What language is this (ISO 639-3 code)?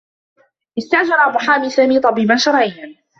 ara